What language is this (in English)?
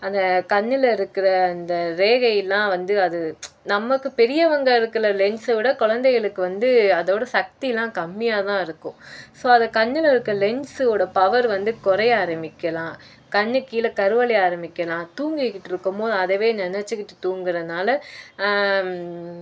Tamil